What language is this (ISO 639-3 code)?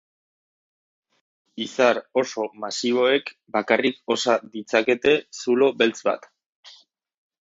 eus